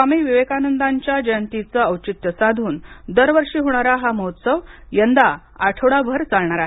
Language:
Marathi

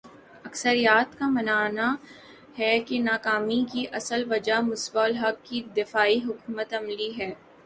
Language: Urdu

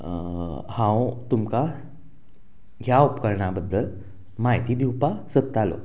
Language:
Konkani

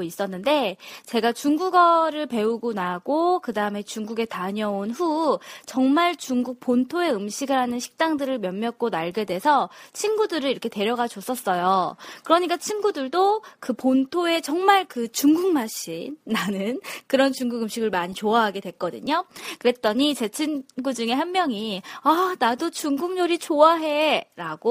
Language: Korean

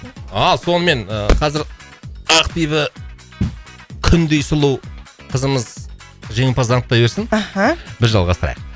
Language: Kazakh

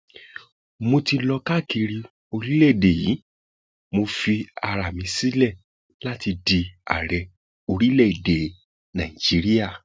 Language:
Yoruba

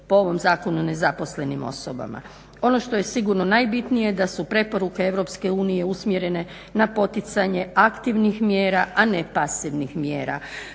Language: Croatian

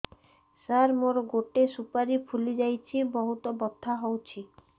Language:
Odia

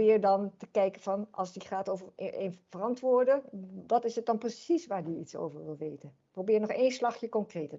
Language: Dutch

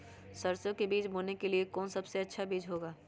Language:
Magahi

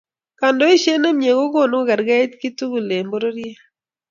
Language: Kalenjin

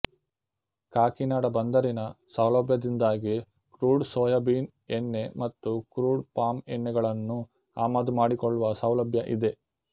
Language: Kannada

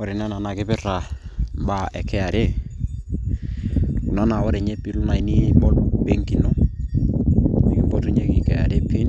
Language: Masai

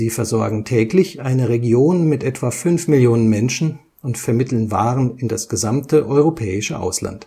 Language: German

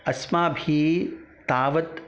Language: Sanskrit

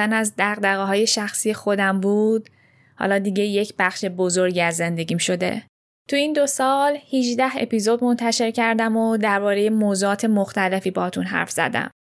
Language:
Persian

